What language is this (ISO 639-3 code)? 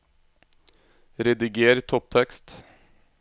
nor